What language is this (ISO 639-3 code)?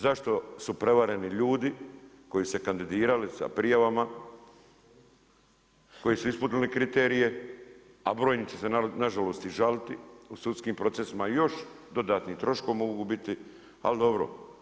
hrv